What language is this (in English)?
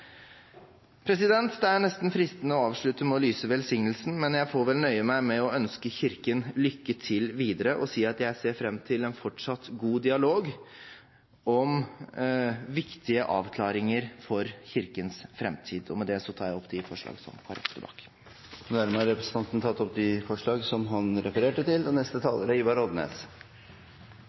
Norwegian